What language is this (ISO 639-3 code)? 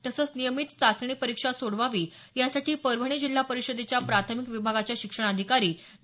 mar